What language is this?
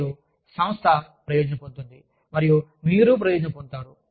Telugu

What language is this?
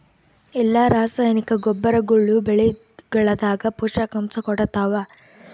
Kannada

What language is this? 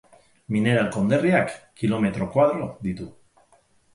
Basque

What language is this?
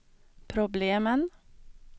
Swedish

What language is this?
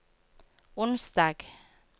Norwegian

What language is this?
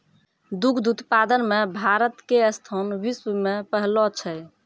Maithili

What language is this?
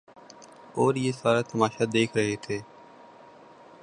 Urdu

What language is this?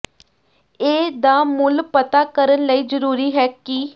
Punjabi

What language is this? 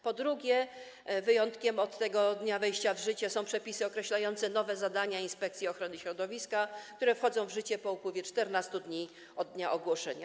Polish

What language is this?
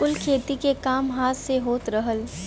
Bhojpuri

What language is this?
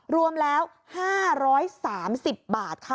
Thai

